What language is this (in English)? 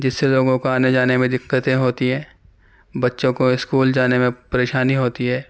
Urdu